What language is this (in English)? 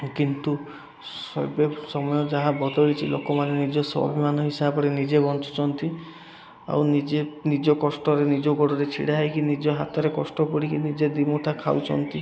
Odia